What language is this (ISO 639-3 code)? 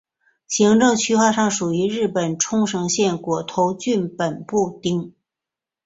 zho